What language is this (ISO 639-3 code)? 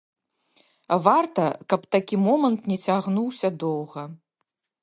bel